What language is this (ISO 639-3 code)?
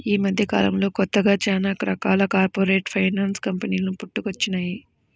tel